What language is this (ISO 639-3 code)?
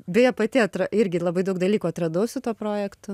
lit